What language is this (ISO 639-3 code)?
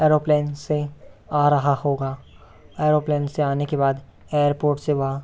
hin